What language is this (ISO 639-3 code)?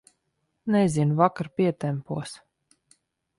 lav